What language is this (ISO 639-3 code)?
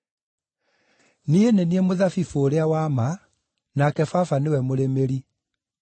kik